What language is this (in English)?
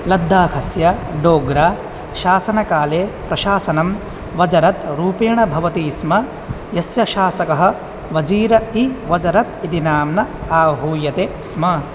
Sanskrit